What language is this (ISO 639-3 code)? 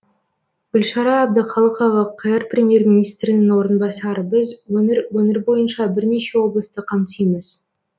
kaz